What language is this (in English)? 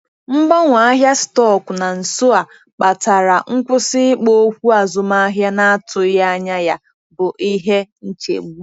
Igbo